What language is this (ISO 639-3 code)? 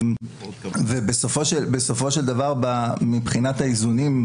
heb